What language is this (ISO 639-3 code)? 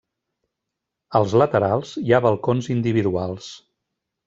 cat